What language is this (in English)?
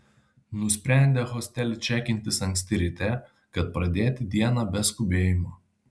Lithuanian